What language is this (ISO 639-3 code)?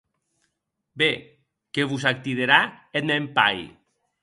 oci